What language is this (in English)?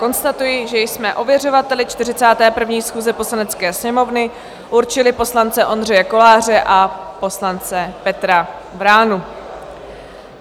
Czech